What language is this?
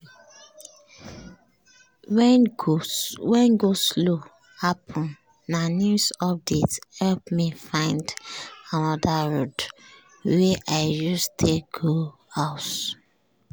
Nigerian Pidgin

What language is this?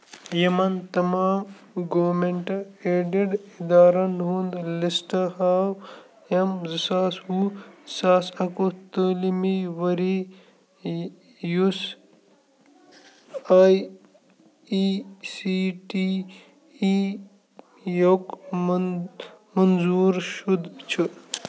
Kashmiri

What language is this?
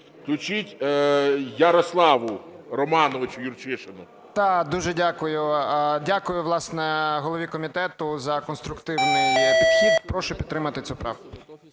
Ukrainian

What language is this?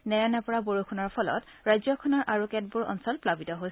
Assamese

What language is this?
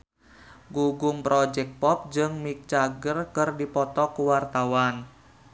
Sundanese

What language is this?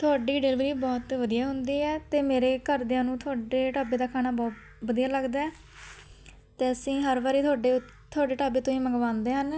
Punjabi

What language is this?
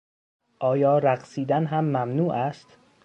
Persian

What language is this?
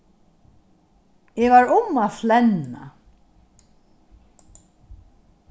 Faroese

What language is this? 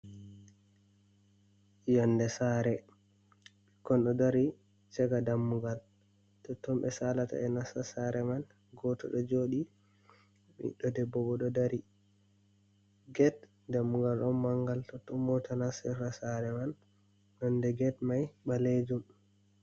Fula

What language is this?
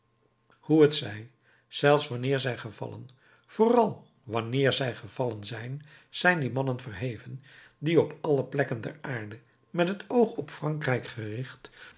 Dutch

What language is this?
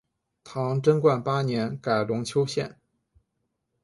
Chinese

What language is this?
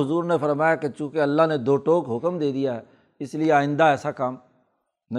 Urdu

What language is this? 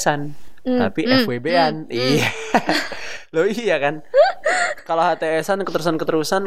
Indonesian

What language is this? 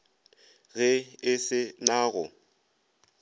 Northern Sotho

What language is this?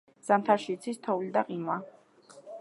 Georgian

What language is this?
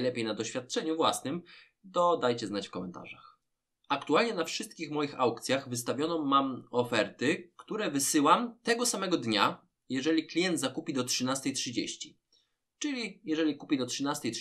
Polish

